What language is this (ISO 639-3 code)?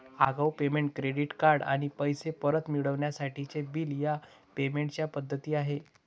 mar